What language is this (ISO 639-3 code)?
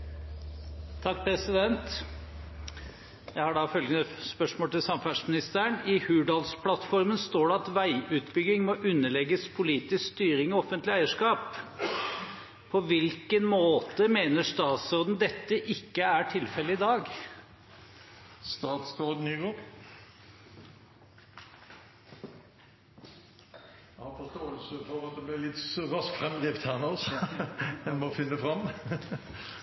nor